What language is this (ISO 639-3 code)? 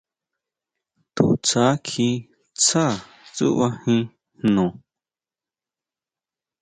mau